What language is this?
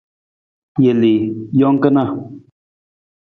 Nawdm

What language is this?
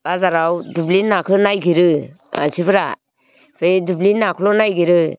Bodo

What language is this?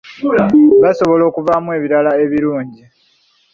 Ganda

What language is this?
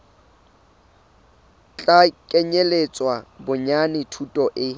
Southern Sotho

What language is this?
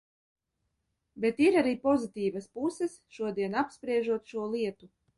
Latvian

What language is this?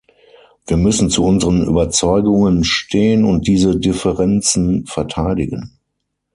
German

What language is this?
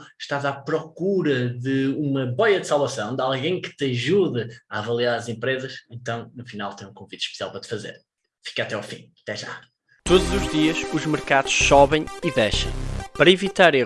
Portuguese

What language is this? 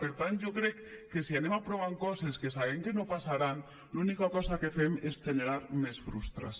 Catalan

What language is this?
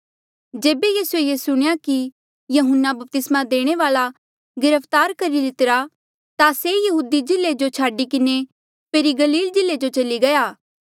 Mandeali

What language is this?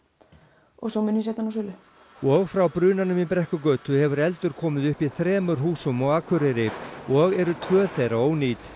Icelandic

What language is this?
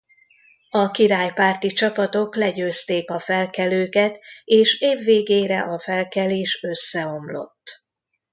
Hungarian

